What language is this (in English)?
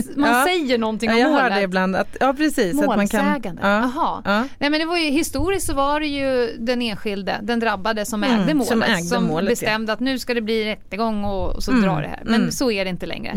Swedish